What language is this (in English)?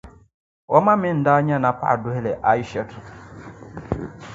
Dagbani